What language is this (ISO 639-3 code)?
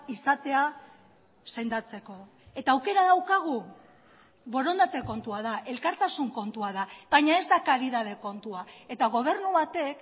eus